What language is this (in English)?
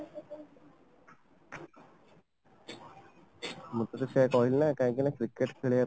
Odia